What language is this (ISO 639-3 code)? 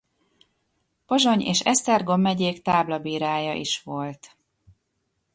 hun